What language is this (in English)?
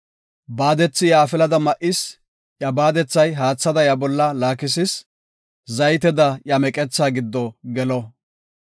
Gofa